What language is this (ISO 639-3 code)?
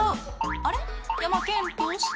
jpn